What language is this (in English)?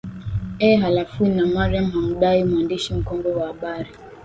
Swahili